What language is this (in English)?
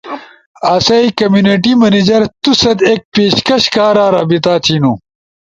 Ushojo